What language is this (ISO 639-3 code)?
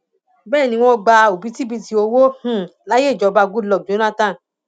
yor